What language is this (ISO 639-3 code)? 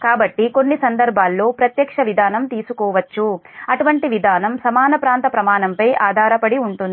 tel